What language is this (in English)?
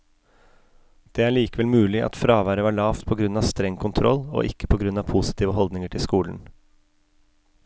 Norwegian